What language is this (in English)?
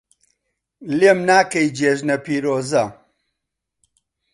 Central Kurdish